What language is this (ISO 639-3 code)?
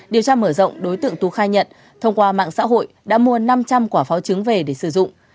vie